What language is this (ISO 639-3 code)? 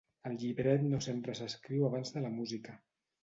cat